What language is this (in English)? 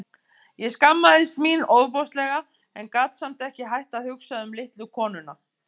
Icelandic